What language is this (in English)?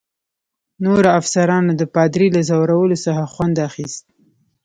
Pashto